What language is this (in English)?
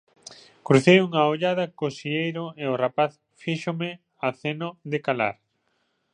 Galician